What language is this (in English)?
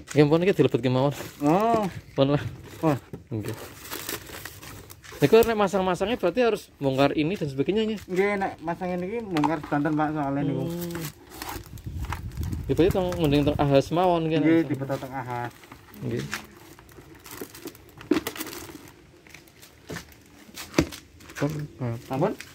Indonesian